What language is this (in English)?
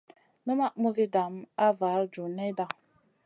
Masana